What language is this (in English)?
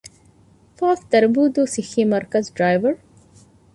Divehi